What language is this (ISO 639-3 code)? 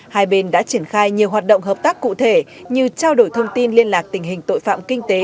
vie